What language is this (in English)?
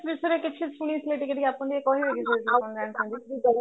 Odia